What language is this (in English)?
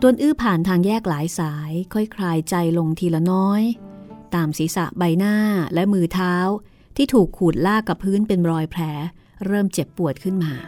Thai